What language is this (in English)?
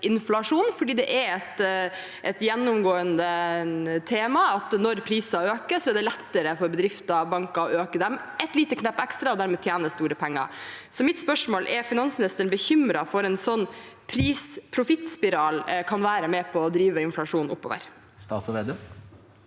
Norwegian